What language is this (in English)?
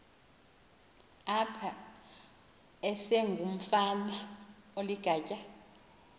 Xhosa